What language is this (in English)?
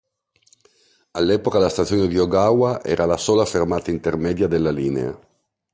Italian